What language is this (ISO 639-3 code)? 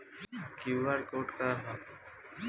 bho